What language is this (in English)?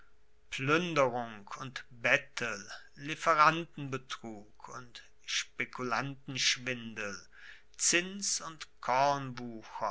German